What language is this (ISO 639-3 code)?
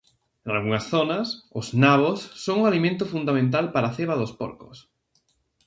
glg